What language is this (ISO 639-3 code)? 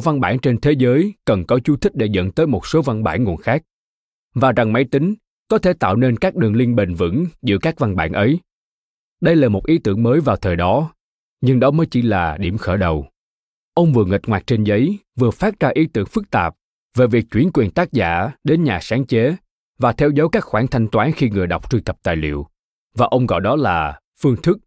vie